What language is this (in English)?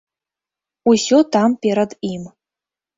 Belarusian